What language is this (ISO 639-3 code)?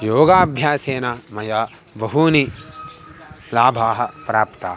san